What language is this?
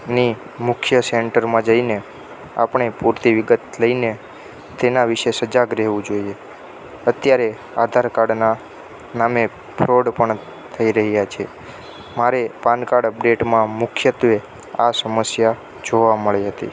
Gujarati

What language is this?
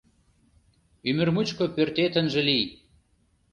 Mari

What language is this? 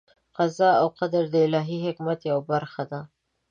Pashto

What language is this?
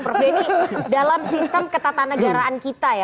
Indonesian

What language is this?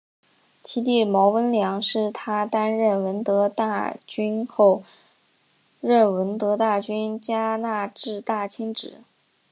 Chinese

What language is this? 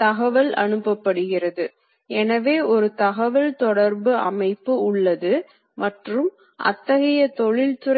Tamil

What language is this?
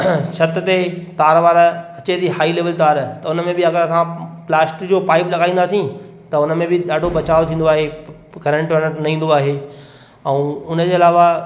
Sindhi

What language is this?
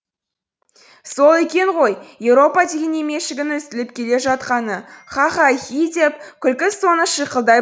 Kazakh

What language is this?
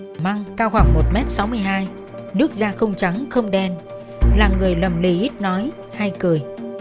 Vietnamese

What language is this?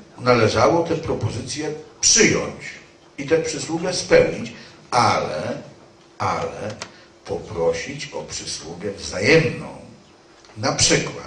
Polish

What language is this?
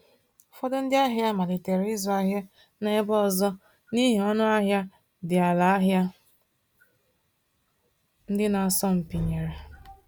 Igbo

